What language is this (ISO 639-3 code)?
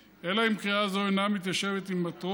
heb